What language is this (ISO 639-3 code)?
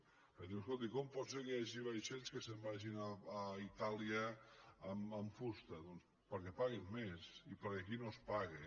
cat